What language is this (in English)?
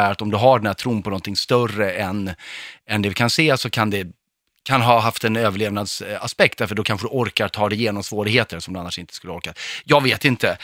Swedish